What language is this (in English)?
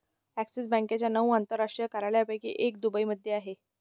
Marathi